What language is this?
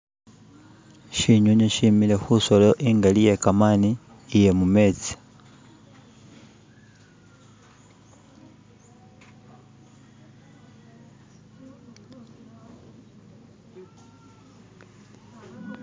Masaaba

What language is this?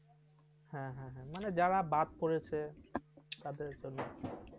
Bangla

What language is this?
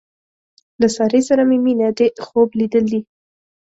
Pashto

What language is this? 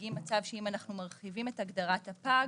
Hebrew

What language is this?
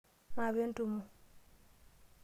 Masai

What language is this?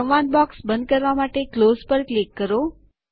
Gujarati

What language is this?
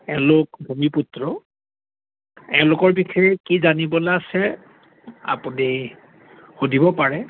Assamese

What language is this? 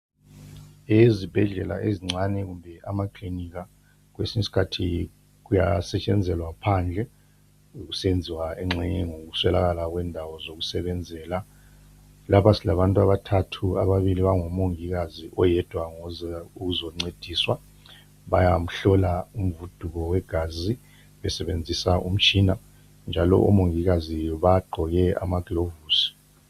North Ndebele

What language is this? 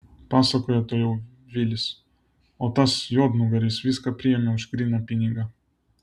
Lithuanian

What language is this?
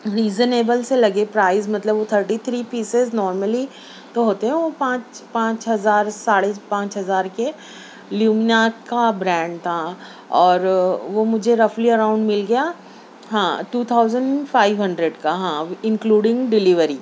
Urdu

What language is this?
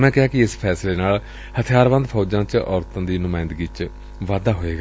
Punjabi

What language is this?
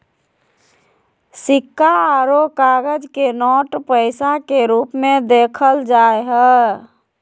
Magahi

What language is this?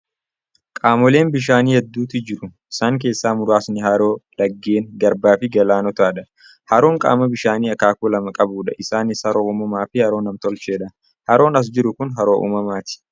Oromo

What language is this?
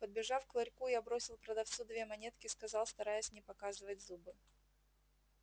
Russian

